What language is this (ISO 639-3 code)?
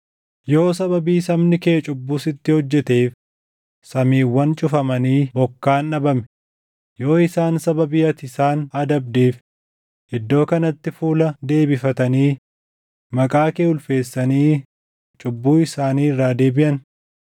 orm